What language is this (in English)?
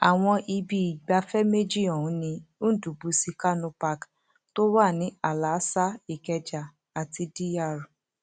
Yoruba